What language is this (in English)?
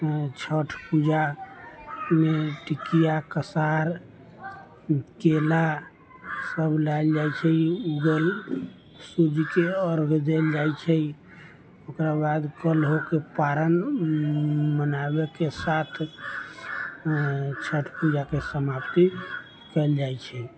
Maithili